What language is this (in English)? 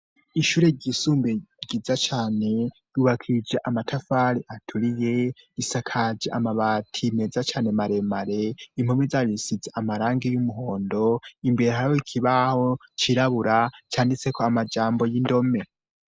Rundi